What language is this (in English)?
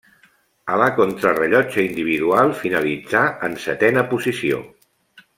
Catalan